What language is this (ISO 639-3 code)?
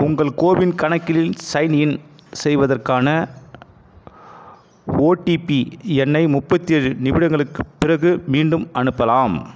tam